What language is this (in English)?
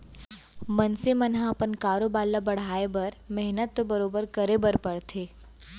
Chhattisgarhi